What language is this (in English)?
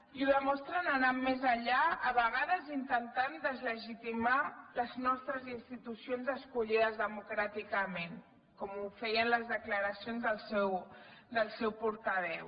Catalan